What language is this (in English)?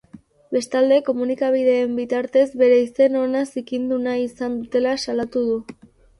Basque